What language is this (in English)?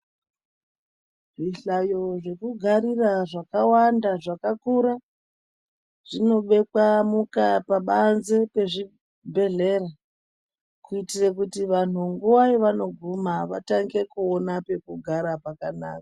Ndau